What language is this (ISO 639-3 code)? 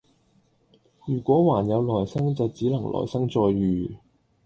yue